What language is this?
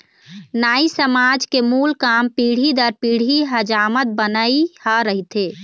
Chhattisgarhi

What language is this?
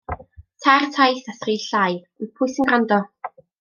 Welsh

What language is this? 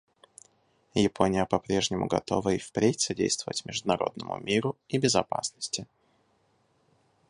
Russian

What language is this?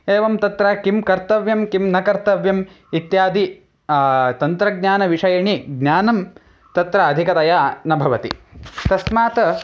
Sanskrit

